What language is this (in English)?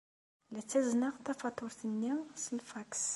Kabyle